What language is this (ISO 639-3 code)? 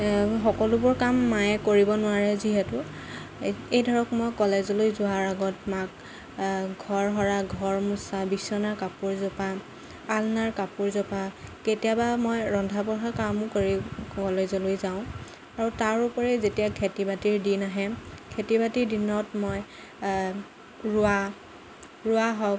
asm